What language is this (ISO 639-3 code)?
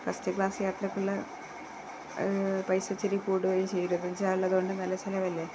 mal